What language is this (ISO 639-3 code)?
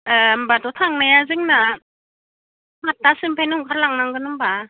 brx